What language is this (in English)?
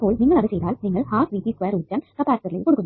Malayalam